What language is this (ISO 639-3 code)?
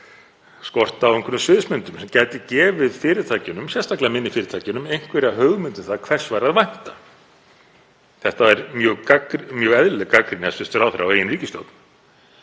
isl